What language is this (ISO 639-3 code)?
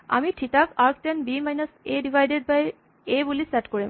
asm